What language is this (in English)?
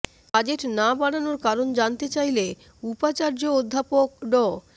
Bangla